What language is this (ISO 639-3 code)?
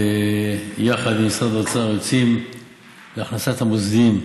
heb